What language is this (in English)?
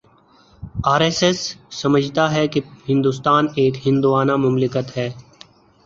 Urdu